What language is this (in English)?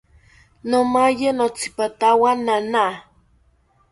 South Ucayali Ashéninka